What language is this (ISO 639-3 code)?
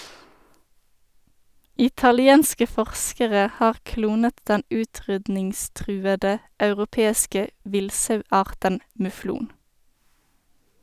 nor